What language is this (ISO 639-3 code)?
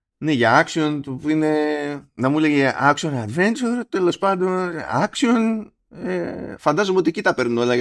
ell